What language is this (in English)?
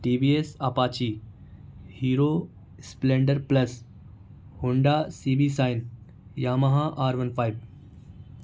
Urdu